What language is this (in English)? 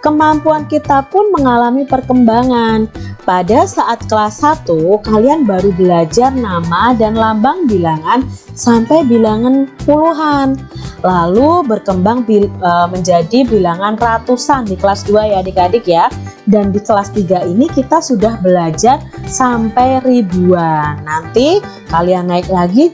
Indonesian